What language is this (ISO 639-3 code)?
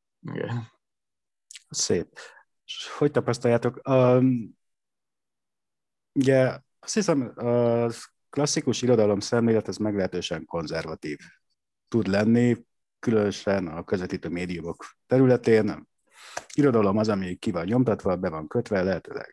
hun